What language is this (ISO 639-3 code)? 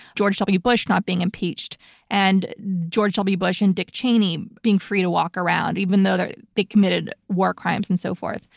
eng